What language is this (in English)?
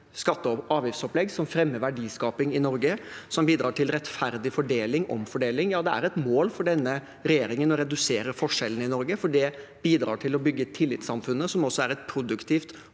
Norwegian